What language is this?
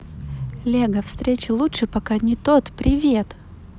Russian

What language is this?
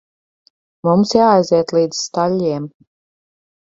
Latvian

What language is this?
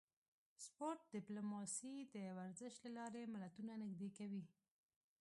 Pashto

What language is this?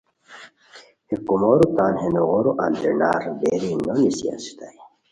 Khowar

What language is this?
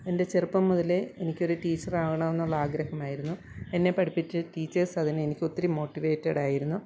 Malayalam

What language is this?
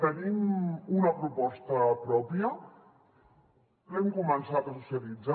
Catalan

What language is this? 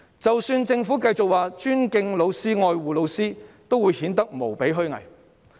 Cantonese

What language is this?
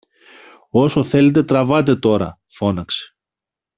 Greek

